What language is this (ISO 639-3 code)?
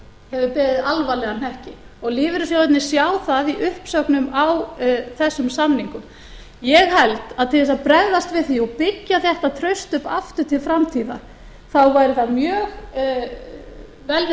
isl